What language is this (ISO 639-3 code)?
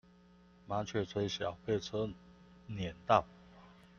zho